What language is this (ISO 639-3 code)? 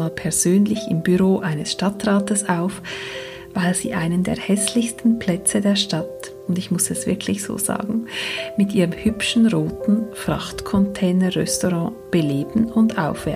deu